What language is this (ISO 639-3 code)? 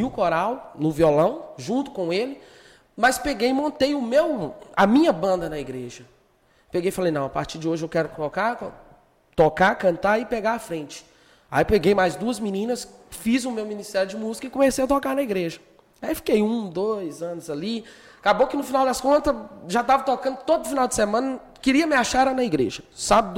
por